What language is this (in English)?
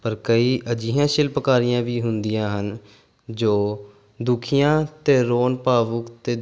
Punjabi